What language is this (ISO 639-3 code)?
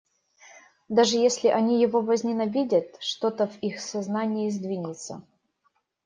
rus